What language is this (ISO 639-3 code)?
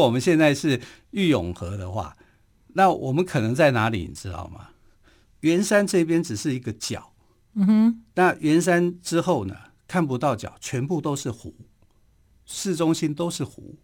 zho